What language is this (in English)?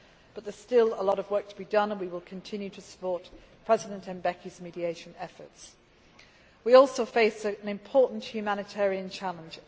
English